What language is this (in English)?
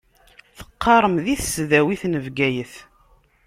Kabyle